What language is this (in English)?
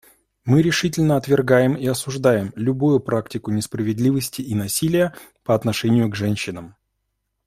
Russian